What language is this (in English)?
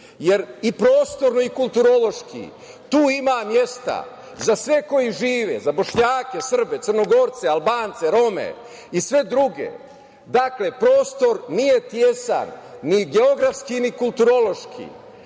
Serbian